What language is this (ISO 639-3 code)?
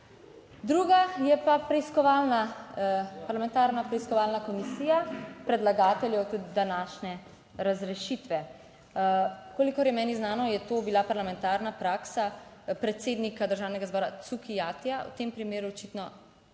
slv